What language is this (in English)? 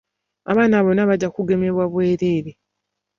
Ganda